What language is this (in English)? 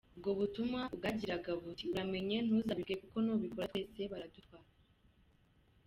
Kinyarwanda